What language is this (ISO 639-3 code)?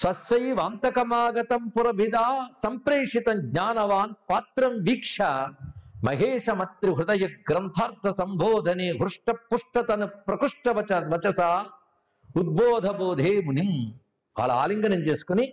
tel